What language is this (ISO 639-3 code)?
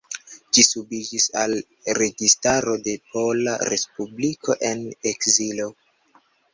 epo